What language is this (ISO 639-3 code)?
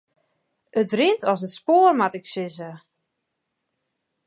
fry